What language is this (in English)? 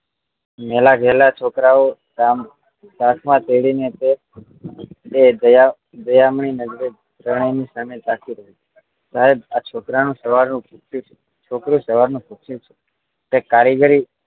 Gujarati